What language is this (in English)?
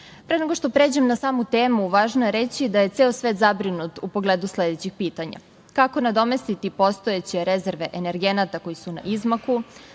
Serbian